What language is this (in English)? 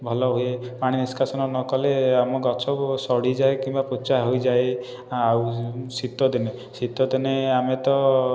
Odia